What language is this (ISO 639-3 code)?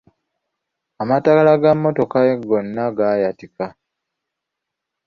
lug